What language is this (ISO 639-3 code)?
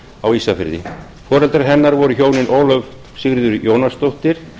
isl